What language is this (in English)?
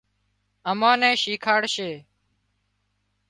Wadiyara Koli